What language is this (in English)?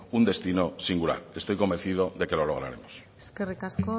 Spanish